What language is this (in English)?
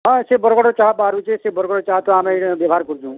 Odia